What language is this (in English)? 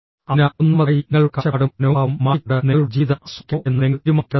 Malayalam